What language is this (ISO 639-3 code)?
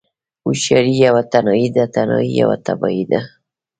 pus